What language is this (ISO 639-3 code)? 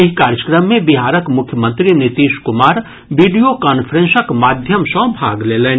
mai